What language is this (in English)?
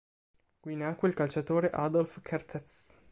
Italian